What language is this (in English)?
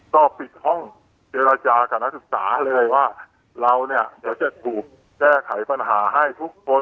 Thai